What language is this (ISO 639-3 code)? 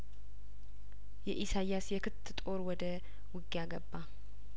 amh